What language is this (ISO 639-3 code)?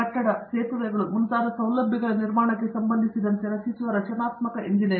kan